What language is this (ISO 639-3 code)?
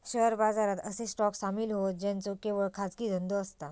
mar